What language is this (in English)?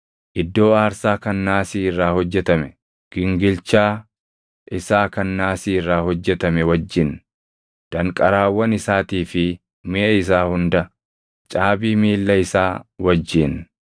Oromo